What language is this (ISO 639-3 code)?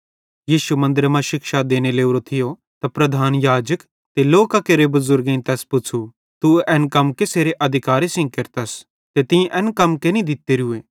bhd